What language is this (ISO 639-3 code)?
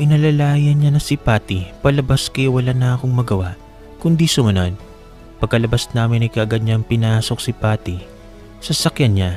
fil